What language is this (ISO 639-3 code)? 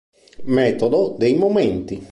ita